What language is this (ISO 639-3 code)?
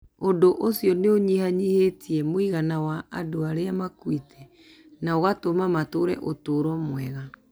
kik